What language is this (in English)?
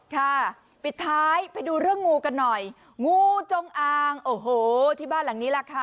Thai